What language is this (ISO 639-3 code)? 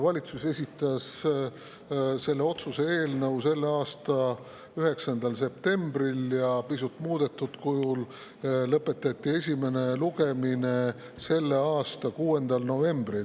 est